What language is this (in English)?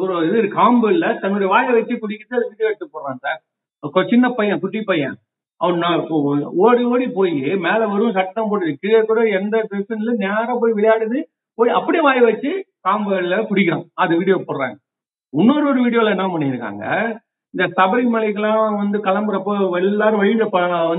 Tamil